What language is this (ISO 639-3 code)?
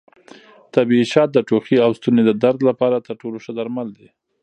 pus